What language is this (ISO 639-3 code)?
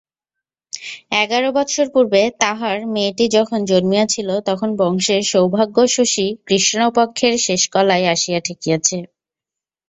ben